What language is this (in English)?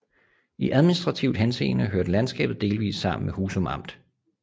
Danish